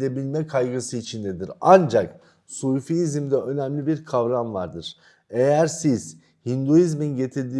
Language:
Turkish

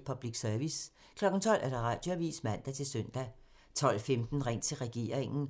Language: Danish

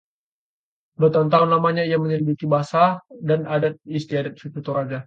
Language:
Indonesian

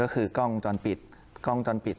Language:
Thai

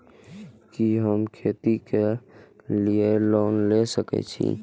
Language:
Maithili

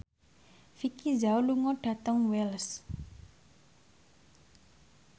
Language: Javanese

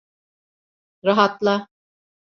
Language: Turkish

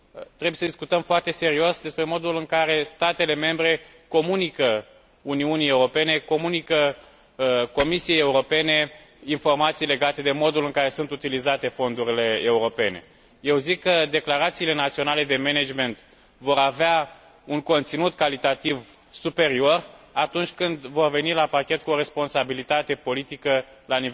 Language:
Romanian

